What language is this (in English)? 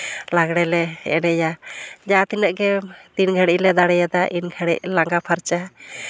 Santali